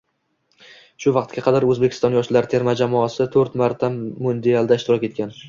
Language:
Uzbek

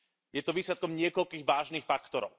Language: Slovak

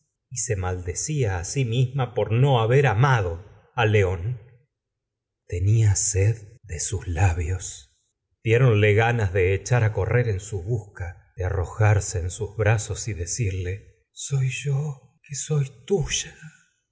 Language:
Spanish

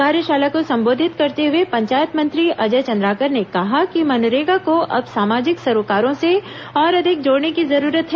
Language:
Hindi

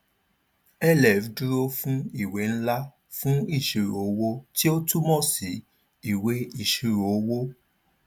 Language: Yoruba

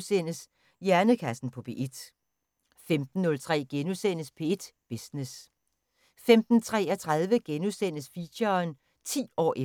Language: Danish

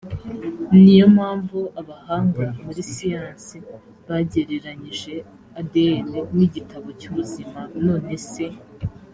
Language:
Kinyarwanda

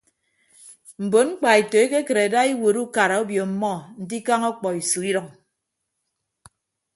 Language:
Ibibio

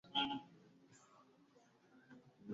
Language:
Kinyarwanda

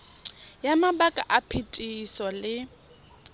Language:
Tswana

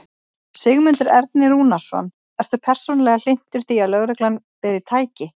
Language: Icelandic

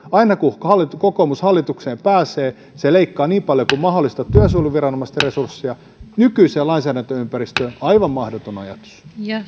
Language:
Finnish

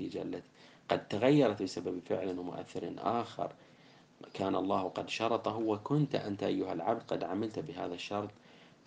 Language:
Arabic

